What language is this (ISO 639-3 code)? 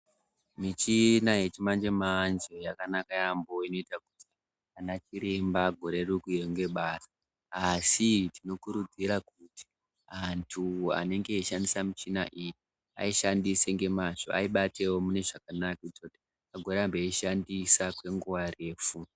ndc